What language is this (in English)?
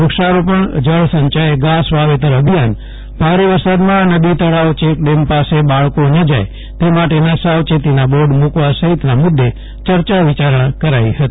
Gujarati